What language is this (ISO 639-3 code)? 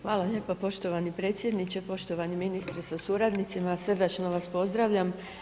hrv